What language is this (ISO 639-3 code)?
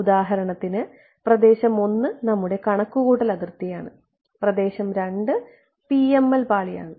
mal